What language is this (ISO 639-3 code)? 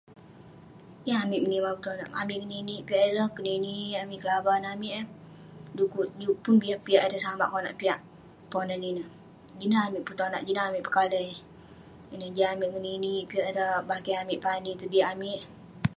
pne